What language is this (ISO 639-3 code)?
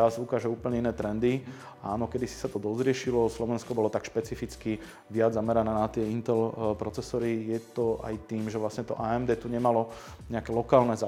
slk